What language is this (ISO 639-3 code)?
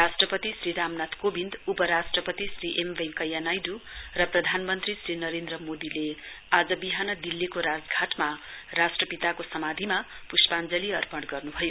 nep